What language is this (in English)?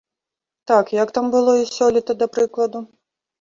Belarusian